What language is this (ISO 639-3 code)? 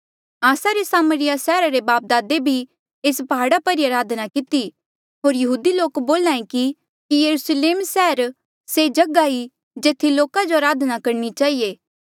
mjl